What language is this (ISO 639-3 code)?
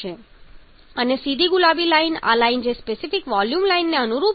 guj